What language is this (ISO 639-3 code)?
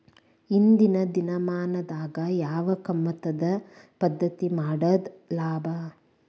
kan